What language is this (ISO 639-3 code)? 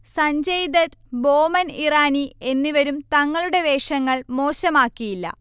mal